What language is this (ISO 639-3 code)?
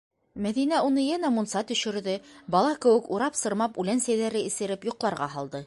bak